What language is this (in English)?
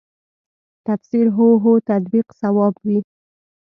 Pashto